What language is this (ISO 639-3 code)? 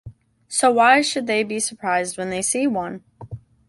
eng